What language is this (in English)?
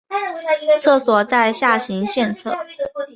Chinese